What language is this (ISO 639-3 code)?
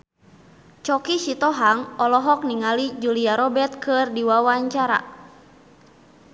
sun